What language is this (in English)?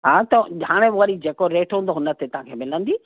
Sindhi